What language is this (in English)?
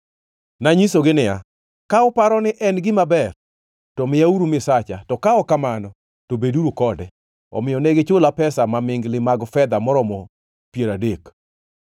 Luo (Kenya and Tanzania)